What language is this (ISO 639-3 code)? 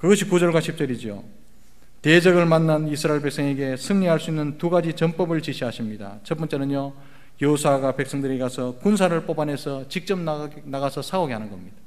kor